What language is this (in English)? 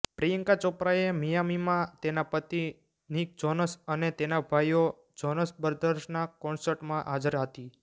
Gujarati